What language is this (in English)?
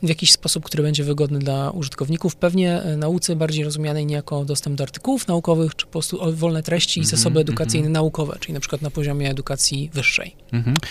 Polish